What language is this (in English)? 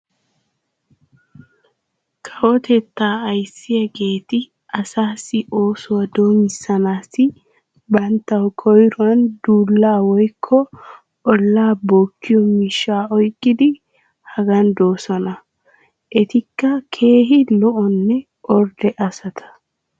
Wolaytta